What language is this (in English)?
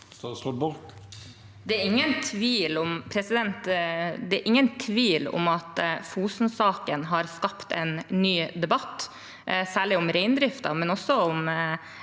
Norwegian